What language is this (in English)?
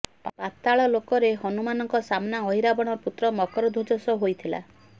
Odia